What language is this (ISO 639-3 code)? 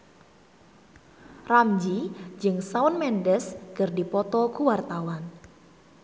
sun